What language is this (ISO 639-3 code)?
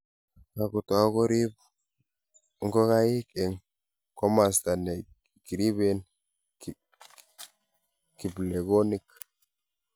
kln